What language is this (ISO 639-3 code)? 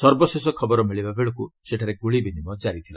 ori